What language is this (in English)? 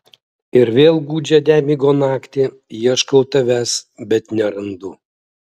Lithuanian